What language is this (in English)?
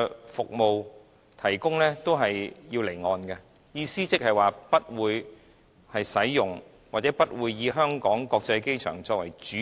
Cantonese